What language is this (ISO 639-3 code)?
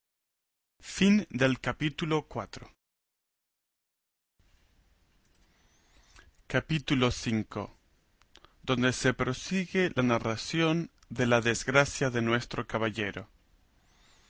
spa